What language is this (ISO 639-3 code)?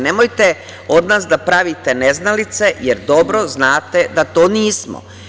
srp